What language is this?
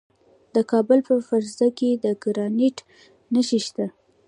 Pashto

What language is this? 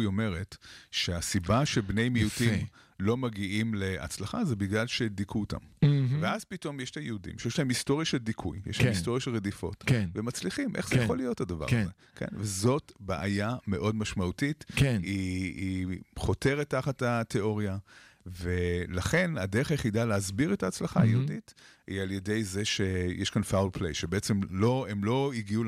Hebrew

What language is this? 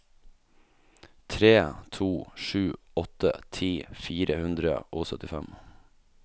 Norwegian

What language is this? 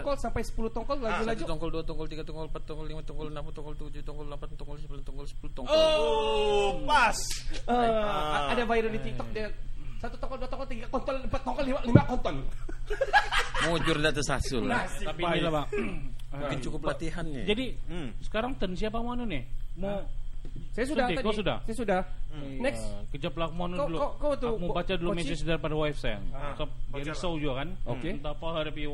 Malay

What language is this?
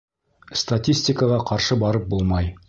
Bashkir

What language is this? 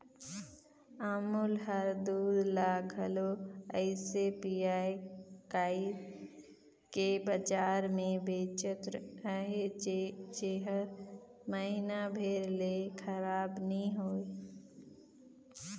Chhattisgarhi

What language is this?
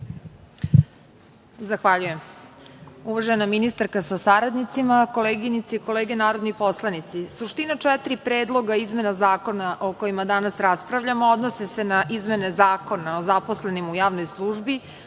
Serbian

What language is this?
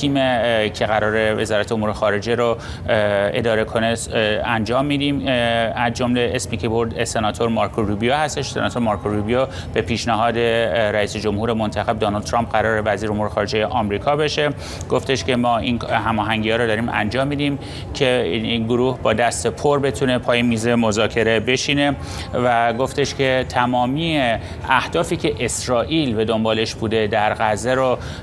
Persian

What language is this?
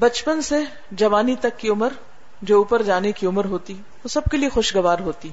Urdu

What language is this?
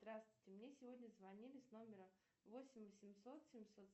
Russian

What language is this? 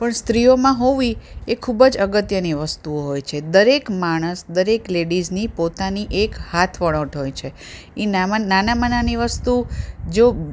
Gujarati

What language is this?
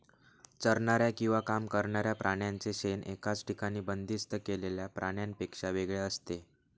Marathi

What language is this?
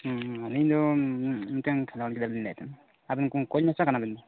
Santali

